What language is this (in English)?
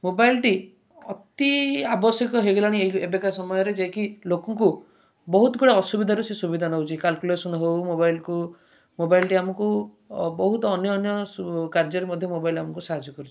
Odia